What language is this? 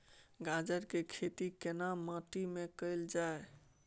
Maithili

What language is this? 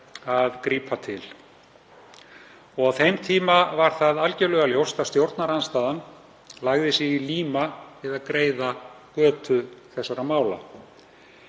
Icelandic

